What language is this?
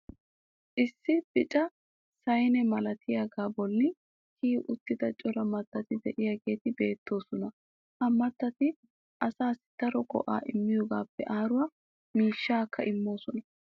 Wolaytta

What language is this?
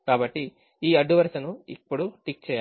Telugu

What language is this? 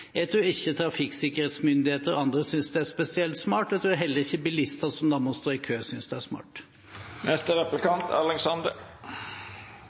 Norwegian Bokmål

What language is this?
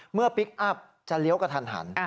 Thai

